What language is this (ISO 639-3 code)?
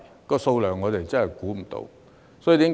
yue